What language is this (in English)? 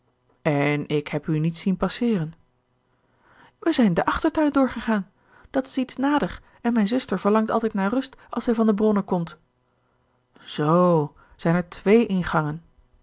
Dutch